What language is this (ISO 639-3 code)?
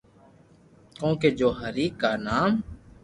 lrk